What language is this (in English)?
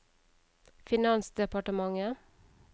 Norwegian